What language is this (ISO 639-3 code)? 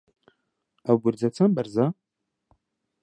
ckb